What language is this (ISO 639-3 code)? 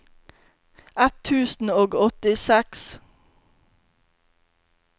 nor